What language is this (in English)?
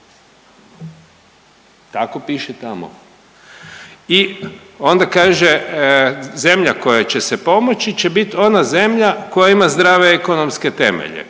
Croatian